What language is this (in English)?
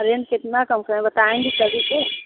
Hindi